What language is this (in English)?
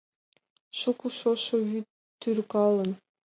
Mari